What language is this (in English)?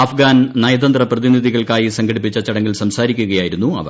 Malayalam